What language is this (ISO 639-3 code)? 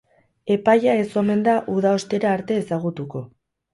eus